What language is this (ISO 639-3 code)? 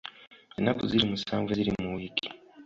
lug